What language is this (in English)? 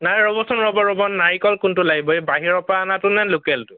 Assamese